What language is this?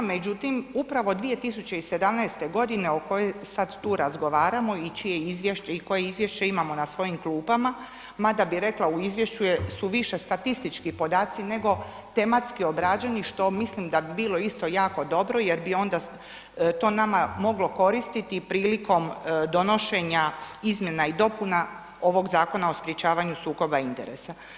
Croatian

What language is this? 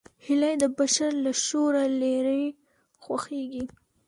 Pashto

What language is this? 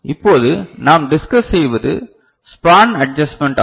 Tamil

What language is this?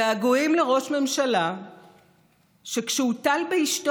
Hebrew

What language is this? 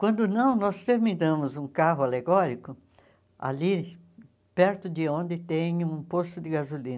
Portuguese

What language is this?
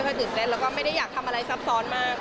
Thai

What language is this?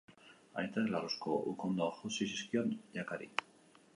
Basque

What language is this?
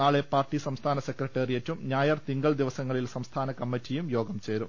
Malayalam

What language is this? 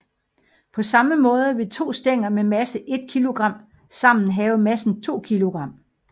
Danish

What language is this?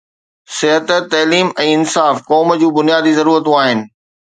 Sindhi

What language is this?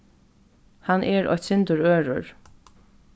Faroese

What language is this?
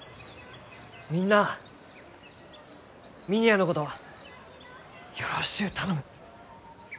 Japanese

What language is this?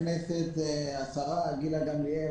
Hebrew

